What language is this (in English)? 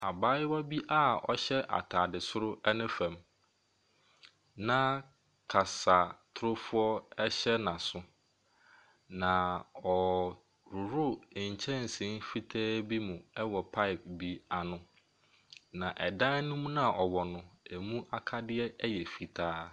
Akan